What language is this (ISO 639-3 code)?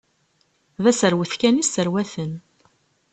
kab